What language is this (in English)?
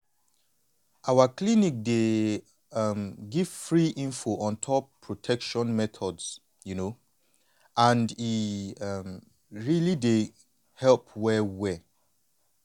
Nigerian Pidgin